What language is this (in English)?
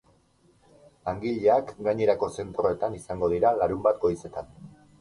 Basque